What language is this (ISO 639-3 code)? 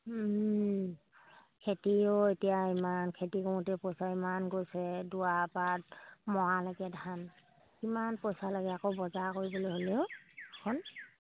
asm